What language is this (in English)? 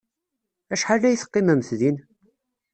Kabyle